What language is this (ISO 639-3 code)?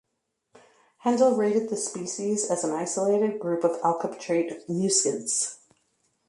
eng